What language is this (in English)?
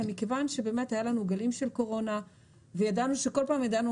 Hebrew